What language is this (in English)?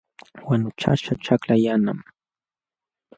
Jauja Wanca Quechua